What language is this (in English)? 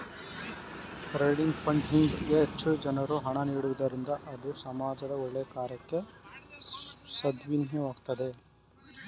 Kannada